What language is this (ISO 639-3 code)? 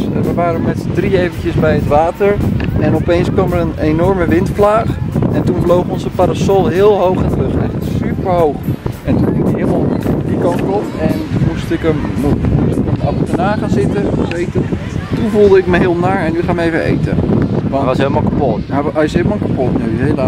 nld